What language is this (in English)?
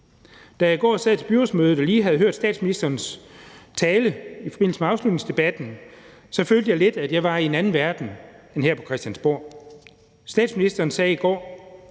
Danish